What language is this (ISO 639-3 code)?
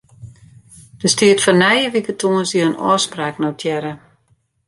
fry